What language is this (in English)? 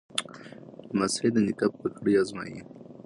Pashto